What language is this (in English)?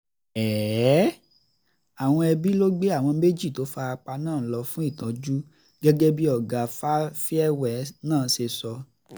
Yoruba